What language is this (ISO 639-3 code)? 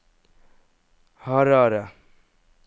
nor